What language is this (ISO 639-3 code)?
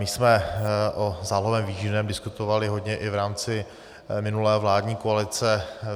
ces